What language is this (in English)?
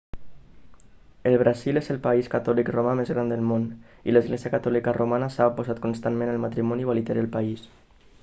Catalan